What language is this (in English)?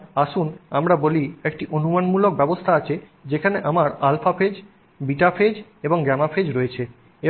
Bangla